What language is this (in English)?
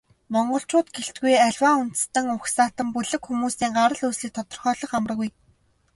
Mongolian